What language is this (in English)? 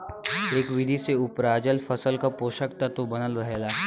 Bhojpuri